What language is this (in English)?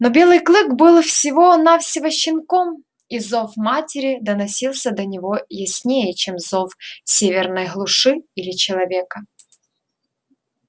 Russian